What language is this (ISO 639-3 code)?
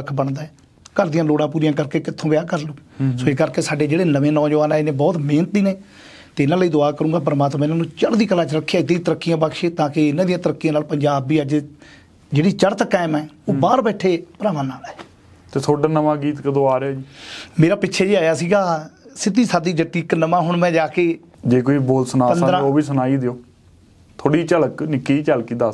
pan